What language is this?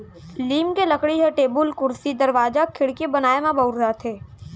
Chhattisgarhi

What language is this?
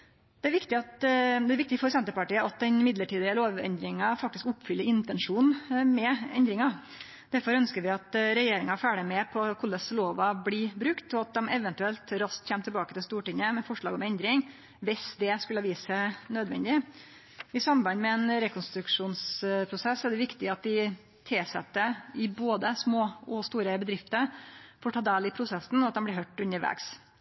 Norwegian Nynorsk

